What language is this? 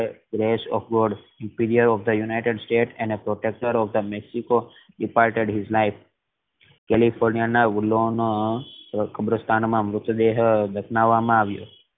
Gujarati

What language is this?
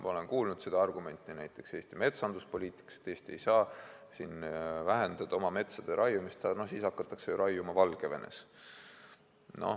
Estonian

